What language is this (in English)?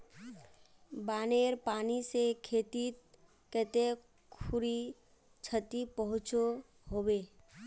Magahi